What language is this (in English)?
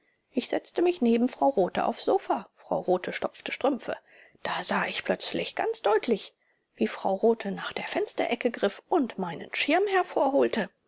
German